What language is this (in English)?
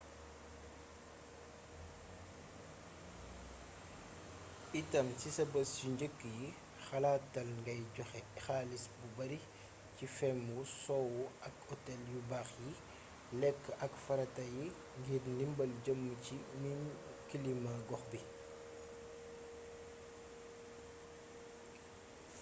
Wolof